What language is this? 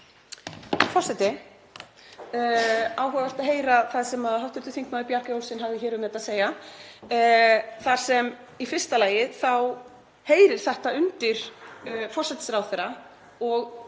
Icelandic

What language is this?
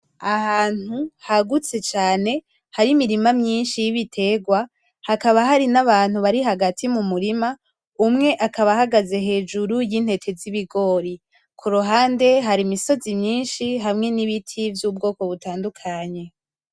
Rundi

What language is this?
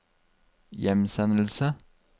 Norwegian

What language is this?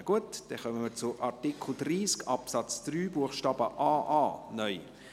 Swiss German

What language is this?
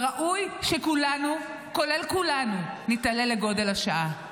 Hebrew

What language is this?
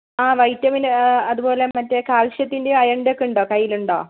Malayalam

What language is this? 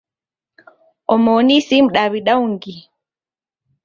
Taita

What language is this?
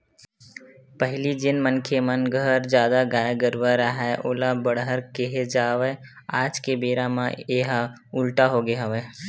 Chhattisgarhi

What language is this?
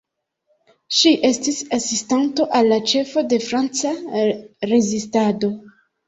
Esperanto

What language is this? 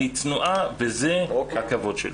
Hebrew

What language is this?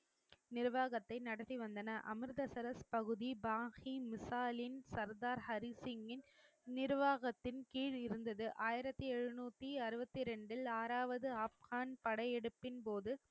Tamil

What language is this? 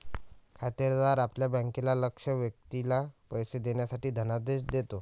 Marathi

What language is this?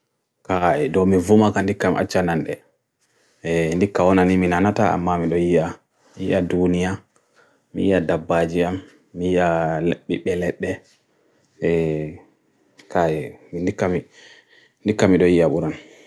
Bagirmi Fulfulde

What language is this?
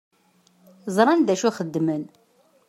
Kabyle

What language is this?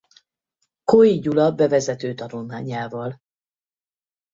Hungarian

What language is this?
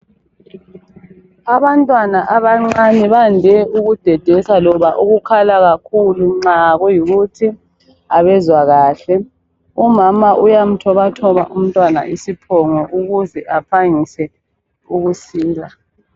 North Ndebele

